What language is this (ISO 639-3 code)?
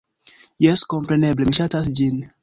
epo